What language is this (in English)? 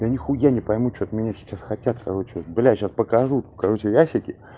Russian